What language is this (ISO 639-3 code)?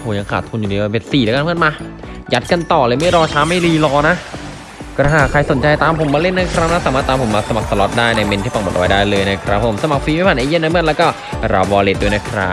tha